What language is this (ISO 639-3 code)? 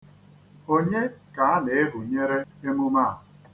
ibo